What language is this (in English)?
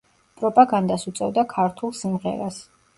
Georgian